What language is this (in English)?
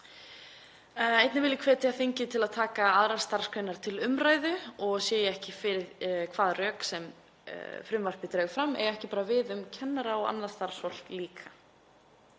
Icelandic